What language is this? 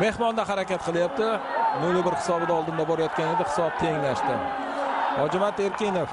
Turkish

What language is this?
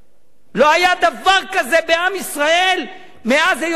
Hebrew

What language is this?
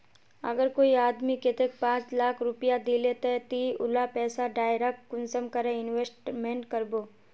Magahi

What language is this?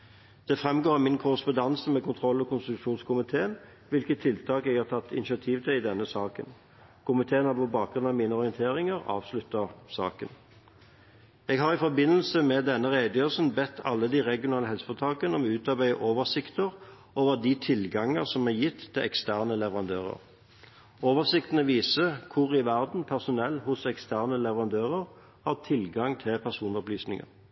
Norwegian Bokmål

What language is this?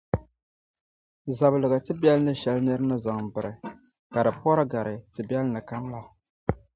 Dagbani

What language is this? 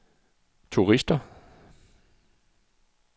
Danish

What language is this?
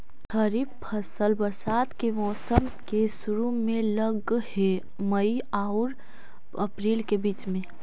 Magahi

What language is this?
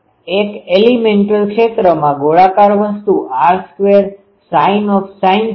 Gujarati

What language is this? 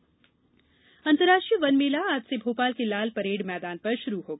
Hindi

